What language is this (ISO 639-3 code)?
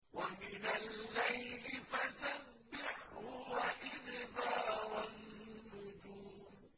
ara